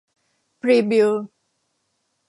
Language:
Thai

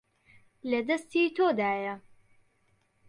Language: Central Kurdish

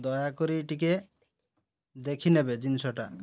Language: Odia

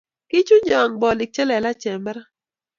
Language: Kalenjin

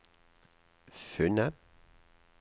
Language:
Norwegian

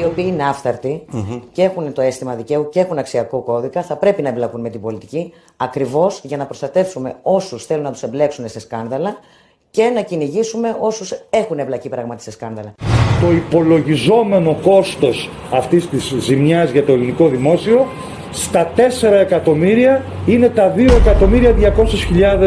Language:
Greek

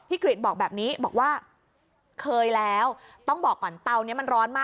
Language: Thai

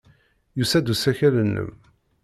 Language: Kabyle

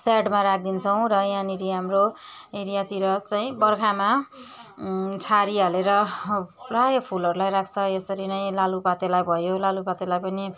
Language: Nepali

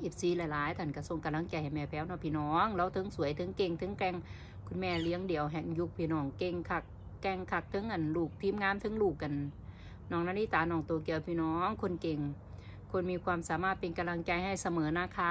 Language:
Thai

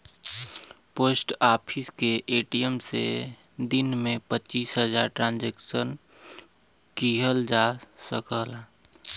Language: Bhojpuri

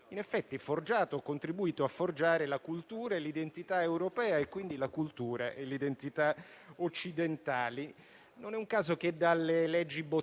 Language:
Italian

